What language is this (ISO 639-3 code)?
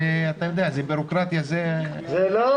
heb